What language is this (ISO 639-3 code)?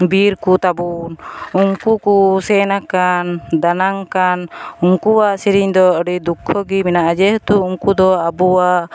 sat